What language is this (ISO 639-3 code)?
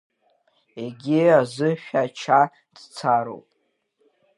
abk